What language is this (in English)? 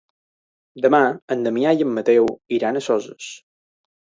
Catalan